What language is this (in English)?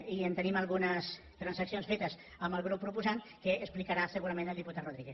Catalan